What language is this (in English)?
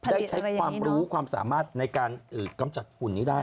Thai